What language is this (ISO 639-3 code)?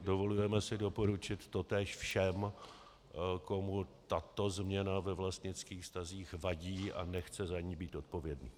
ces